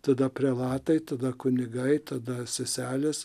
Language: Lithuanian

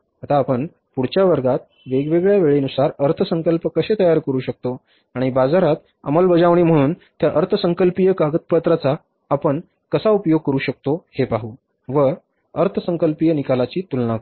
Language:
Marathi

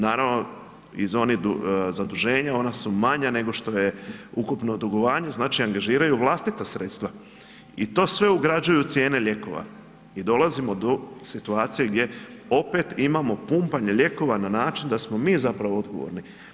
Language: Croatian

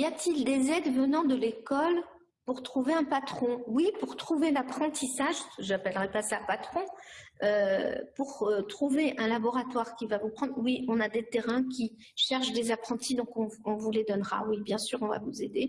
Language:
French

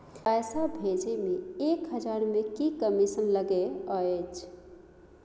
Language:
Maithili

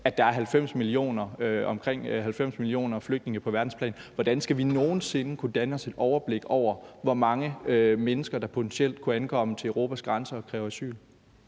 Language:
Danish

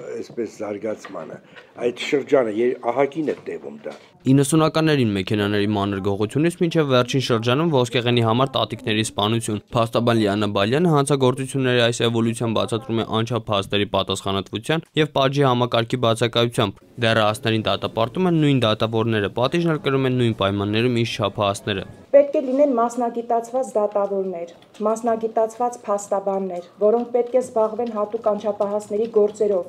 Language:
Romanian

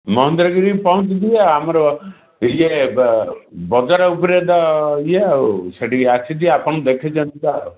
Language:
Odia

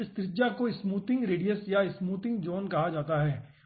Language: Hindi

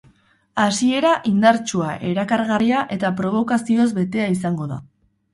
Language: Basque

